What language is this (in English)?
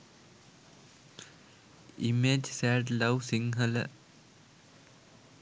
Sinhala